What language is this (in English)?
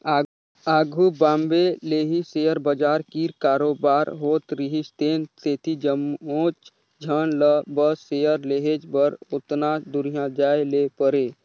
Chhattisgarhi